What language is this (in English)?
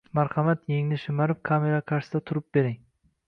Uzbek